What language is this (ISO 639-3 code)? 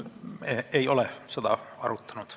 est